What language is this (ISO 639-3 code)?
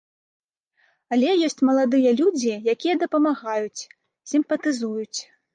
bel